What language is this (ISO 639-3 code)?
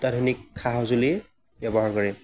asm